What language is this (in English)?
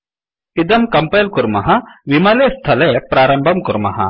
Sanskrit